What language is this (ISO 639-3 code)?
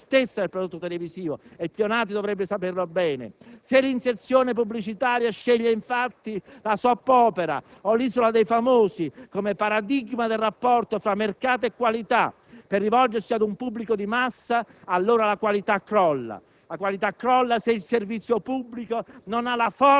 ita